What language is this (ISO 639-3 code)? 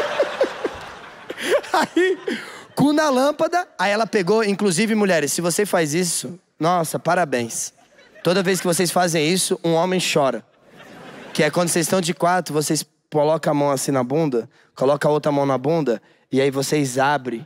por